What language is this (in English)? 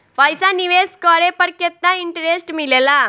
Bhojpuri